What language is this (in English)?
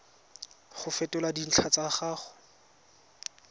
Tswana